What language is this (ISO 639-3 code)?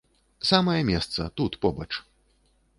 bel